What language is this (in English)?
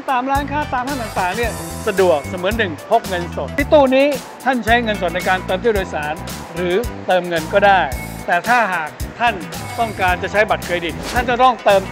Thai